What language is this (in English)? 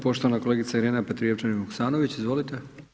Croatian